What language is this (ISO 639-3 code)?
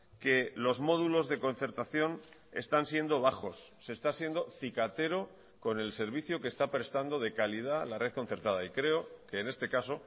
spa